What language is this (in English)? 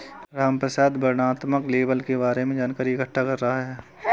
Hindi